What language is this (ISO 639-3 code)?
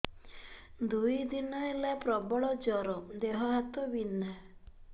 ori